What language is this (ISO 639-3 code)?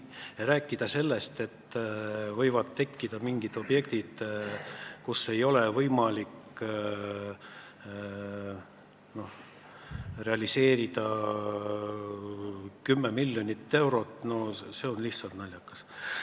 est